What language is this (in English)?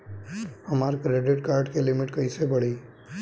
Bhojpuri